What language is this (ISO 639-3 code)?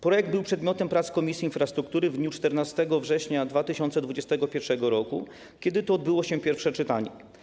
pol